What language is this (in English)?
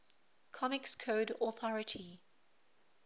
English